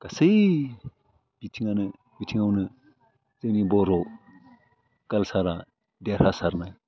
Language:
Bodo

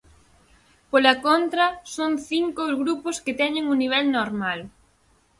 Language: Galician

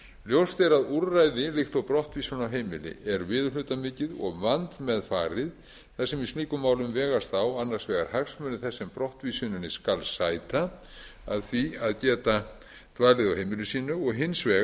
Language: Icelandic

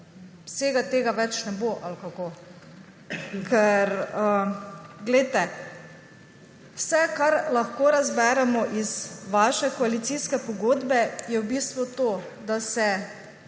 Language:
Slovenian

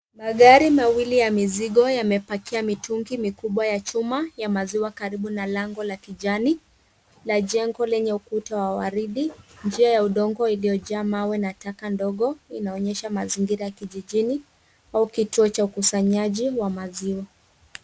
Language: Swahili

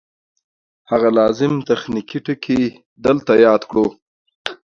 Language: Pashto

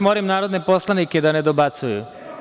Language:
Serbian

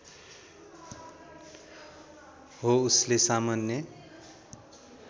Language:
Nepali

